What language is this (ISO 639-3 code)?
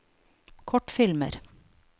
nor